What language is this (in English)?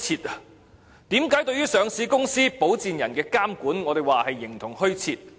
Cantonese